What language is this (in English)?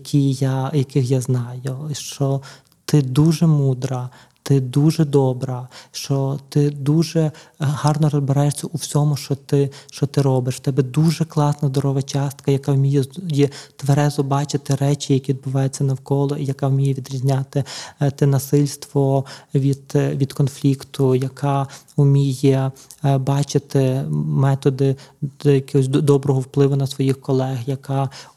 Ukrainian